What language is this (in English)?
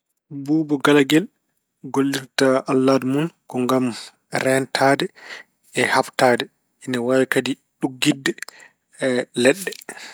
Fula